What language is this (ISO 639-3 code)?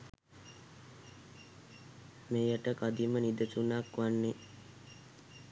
sin